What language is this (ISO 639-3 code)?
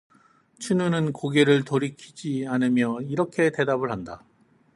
kor